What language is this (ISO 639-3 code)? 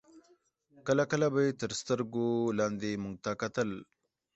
pus